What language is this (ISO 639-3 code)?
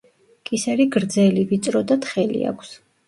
kat